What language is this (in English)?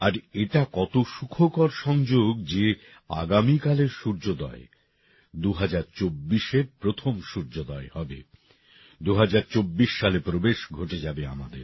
Bangla